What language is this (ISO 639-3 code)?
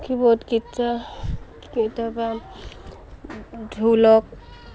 asm